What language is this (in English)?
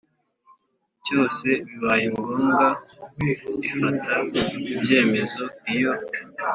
Kinyarwanda